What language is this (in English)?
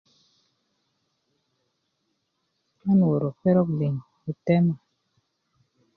Kuku